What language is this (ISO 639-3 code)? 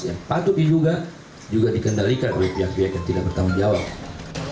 ind